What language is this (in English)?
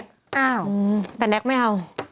Thai